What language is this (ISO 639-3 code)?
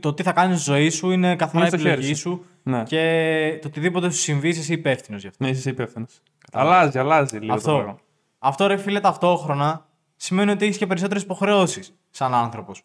ell